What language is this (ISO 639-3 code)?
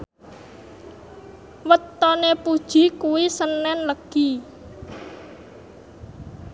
jav